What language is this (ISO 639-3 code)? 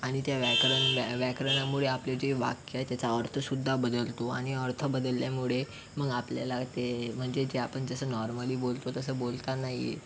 mar